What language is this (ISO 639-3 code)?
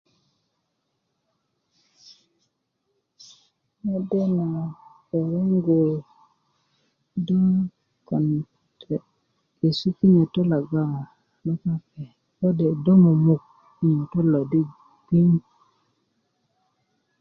ukv